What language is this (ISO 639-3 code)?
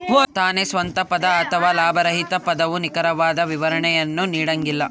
kan